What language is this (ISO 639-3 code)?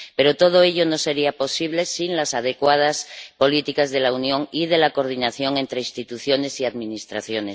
spa